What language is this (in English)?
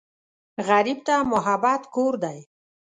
Pashto